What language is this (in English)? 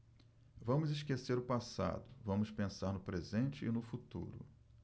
Portuguese